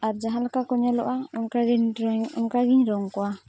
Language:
Santali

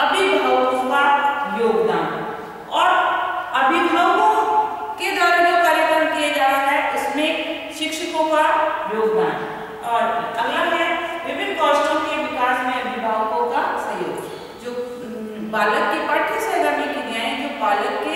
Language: Hindi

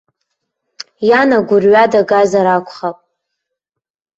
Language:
Abkhazian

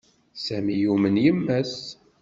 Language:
Kabyle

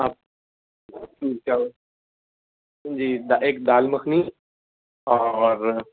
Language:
Urdu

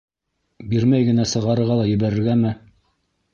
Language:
Bashkir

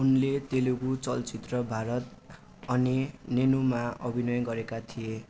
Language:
Nepali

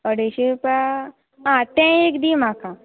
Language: Konkani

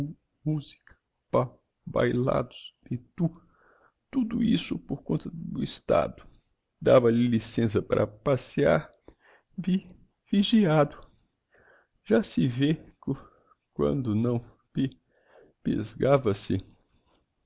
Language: Portuguese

